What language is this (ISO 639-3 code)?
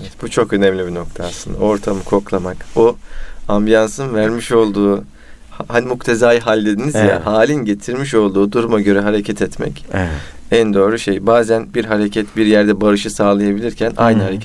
tur